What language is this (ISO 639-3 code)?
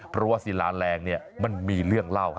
tha